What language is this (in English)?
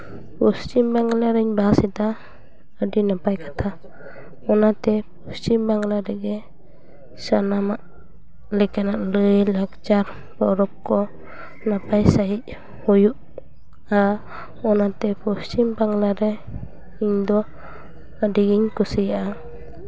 Santali